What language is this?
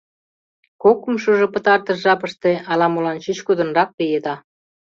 Mari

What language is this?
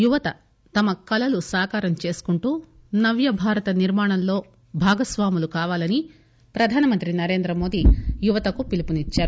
Telugu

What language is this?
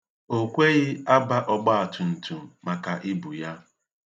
Igbo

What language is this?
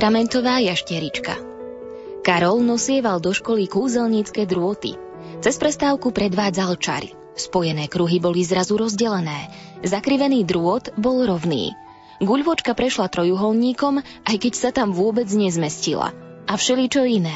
Slovak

